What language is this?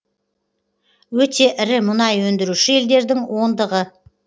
Kazakh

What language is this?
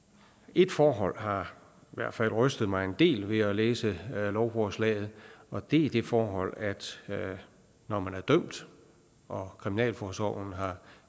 Danish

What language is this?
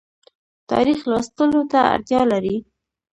Pashto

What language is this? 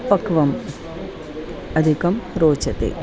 Sanskrit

